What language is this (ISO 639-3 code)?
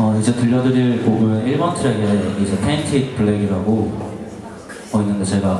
kor